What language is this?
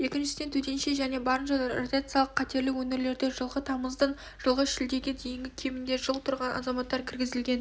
Kazakh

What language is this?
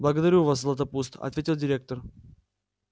Russian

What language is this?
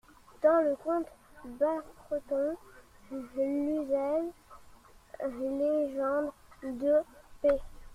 French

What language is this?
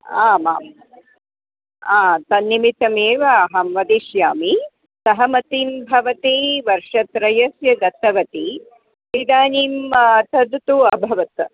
Sanskrit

